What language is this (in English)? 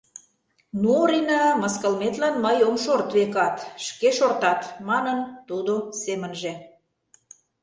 Mari